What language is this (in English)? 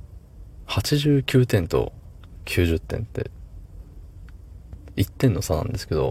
Japanese